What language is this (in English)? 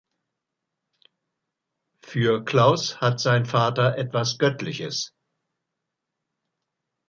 German